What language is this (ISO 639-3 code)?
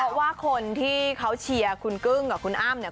tha